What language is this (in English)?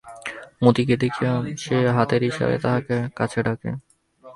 Bangla